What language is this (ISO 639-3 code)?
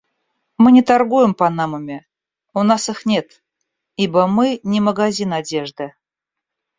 rus